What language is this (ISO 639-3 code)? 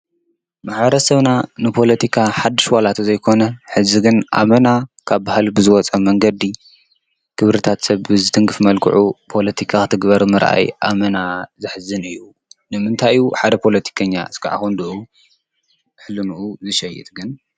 tir